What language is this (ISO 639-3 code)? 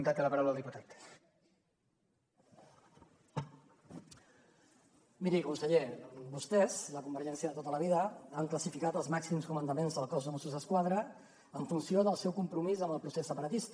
cat